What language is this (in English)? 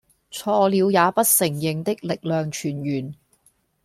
Cantonese